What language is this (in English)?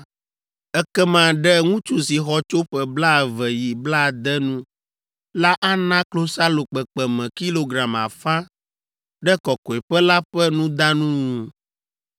Ewe